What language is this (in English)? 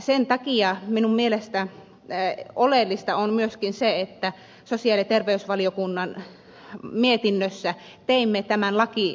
Finnish